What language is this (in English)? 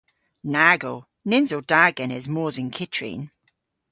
Cornish